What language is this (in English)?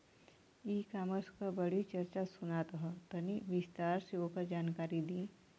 Bhojpuri